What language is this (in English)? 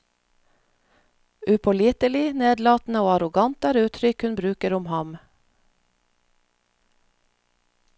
Norwegian